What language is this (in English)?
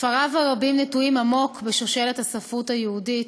Hebrew